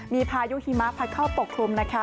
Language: Thai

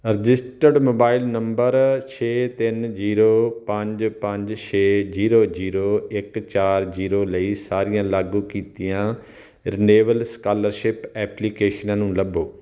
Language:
Punjabi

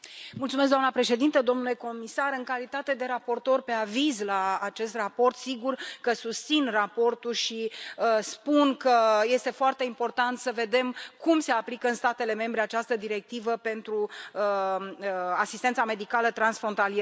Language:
Romanian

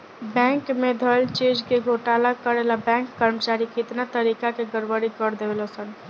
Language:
Bhojpuri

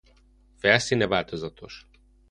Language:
Hungarian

